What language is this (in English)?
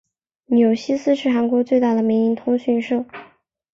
Chinese